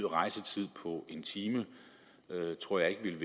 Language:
Danish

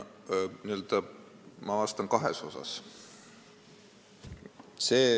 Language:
Estonian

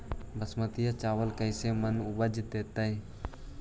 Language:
Magahi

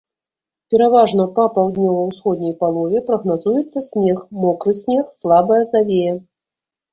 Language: Belarusian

